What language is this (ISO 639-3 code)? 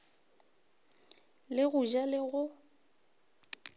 nso